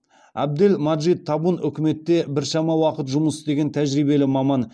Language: Kazakh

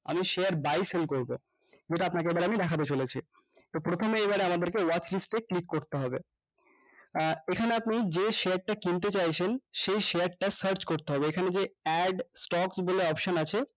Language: Bangla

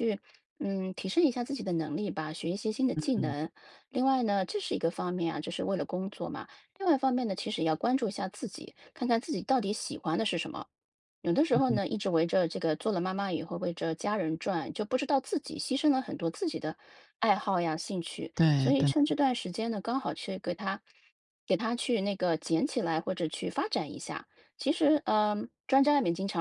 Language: Chinese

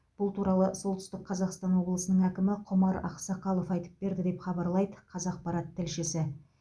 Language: Kazakh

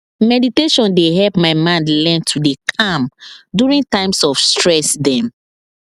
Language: Nigerian Pidgin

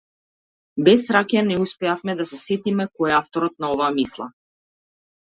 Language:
Macedonian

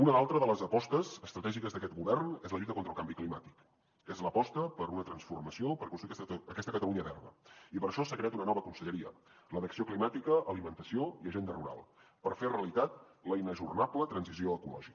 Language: Catalan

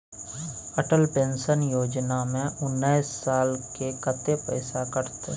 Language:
Maithili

